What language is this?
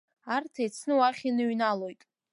Abkhazian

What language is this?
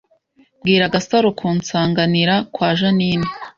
Kinyarwanda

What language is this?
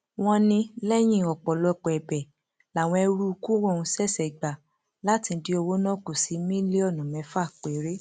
Yoruba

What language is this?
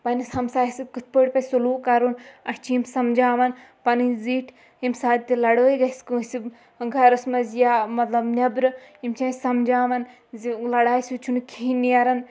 Kashmiri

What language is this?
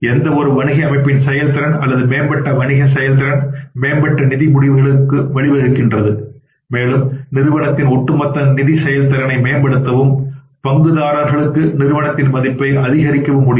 Tamil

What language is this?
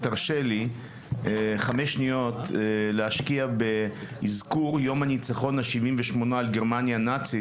Hebrew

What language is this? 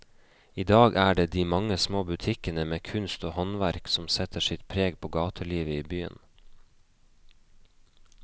Norwegian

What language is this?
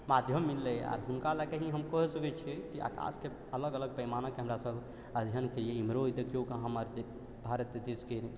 Maithili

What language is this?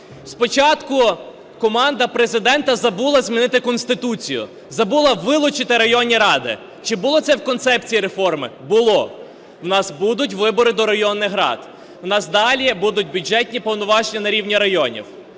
Ukrainian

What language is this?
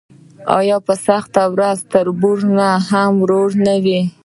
Pashto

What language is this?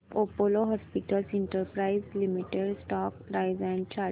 Marathi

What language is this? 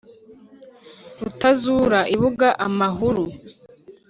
Kinyarwanda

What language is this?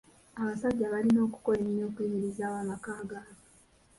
Ganda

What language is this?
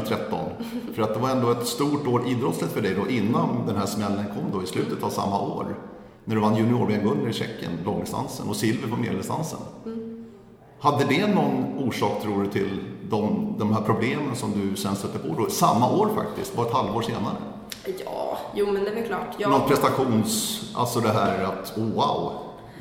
Swedish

